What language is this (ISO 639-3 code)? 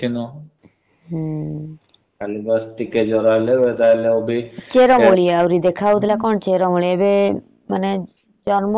ori